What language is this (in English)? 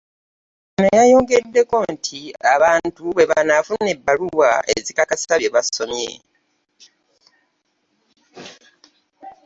Ganda